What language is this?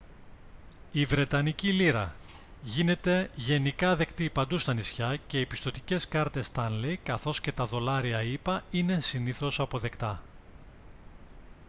Greek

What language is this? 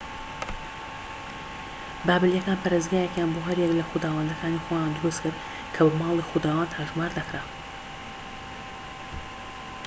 Central Kurdish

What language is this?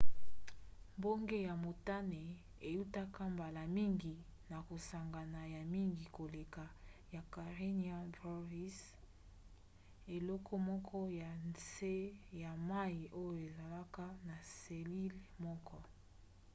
Lingala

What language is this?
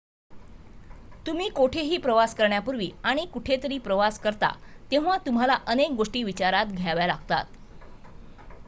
Marathi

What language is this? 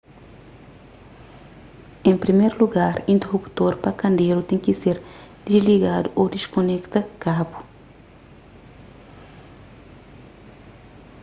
Kabuverdianu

